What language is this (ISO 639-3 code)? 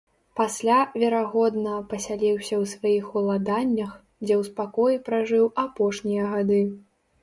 bel